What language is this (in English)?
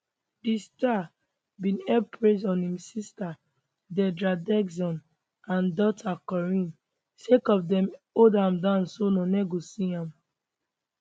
Nigerian Pidgin